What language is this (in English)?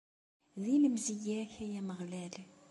Kabyle